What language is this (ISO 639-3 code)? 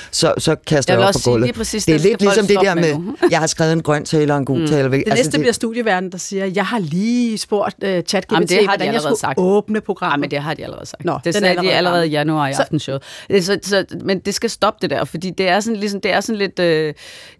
dan